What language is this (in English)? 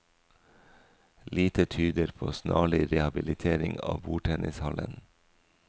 Norwegian